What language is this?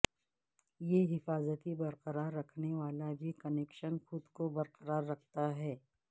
Urdu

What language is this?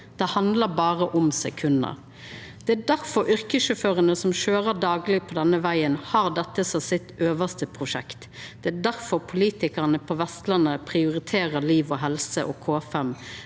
Norwegian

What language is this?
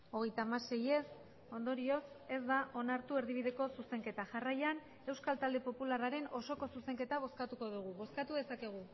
Basque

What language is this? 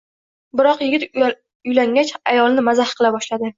Uzbek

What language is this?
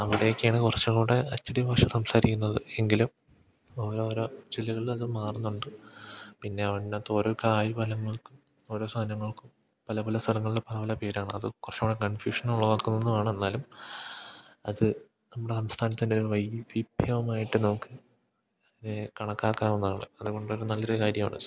Malayalam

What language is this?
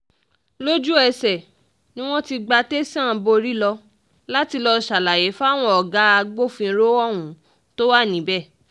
Yoruba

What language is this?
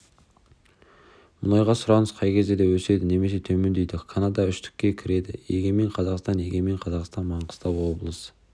Kazakh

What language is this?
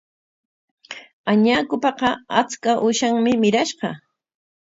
Corongo Ancash Quechua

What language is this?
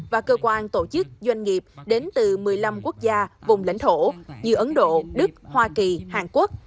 Vietnamese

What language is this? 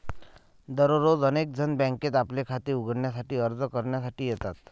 Marathi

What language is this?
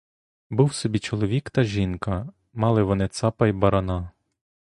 Ukrainian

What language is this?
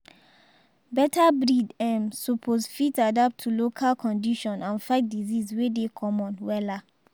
Nigerian Pidgin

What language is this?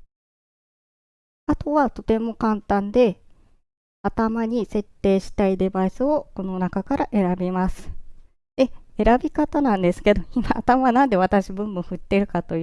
Japanese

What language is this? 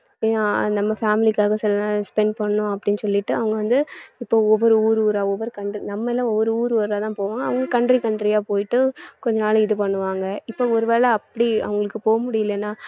Tamil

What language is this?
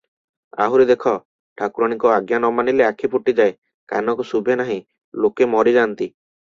Odia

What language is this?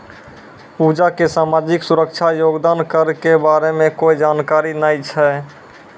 Maithili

